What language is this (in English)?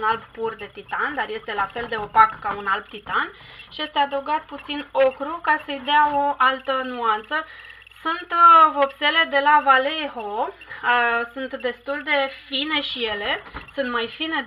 Romanian